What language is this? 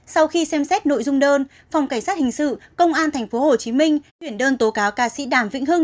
Vietnamese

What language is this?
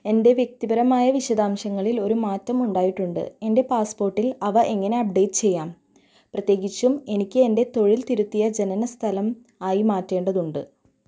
Malayalam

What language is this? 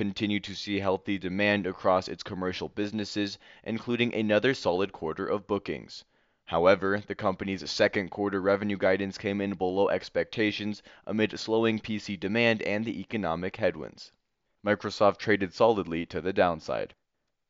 English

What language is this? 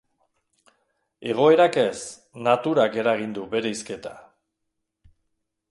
Basque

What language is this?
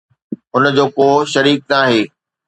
Sindhi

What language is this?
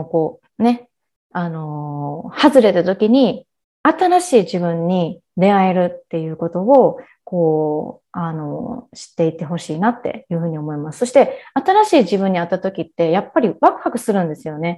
Japanese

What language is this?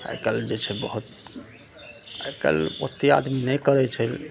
Maithili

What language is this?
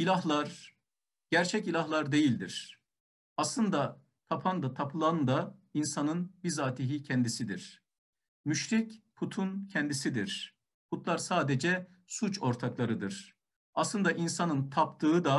Turkish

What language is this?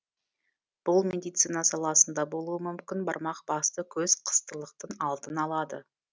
Kazakh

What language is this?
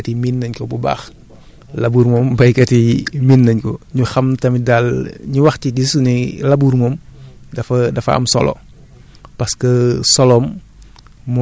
Wolof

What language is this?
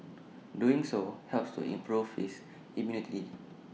English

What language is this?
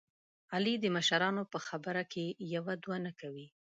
Pashto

